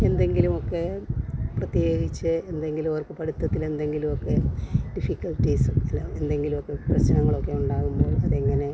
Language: Malayalam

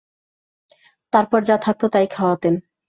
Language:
Bangla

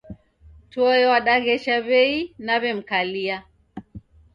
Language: Taita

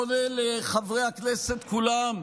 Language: Hebrew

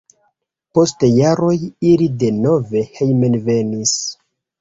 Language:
Esperanto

